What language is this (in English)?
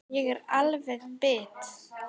Icelandic